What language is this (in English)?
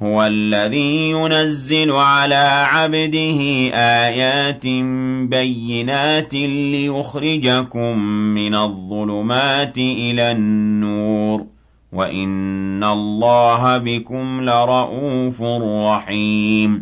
Arabic